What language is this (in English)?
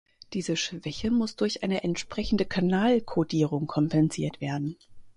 German